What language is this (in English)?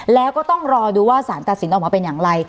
Thai